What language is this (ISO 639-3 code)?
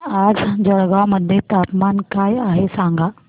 mar